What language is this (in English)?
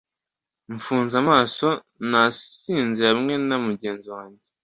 Kinyarwanda